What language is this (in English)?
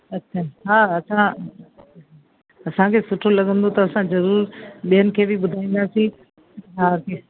Sindhi